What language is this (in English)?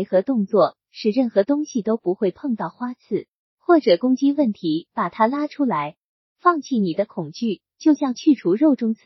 Chinese